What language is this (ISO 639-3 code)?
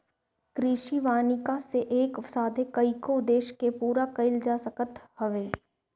bho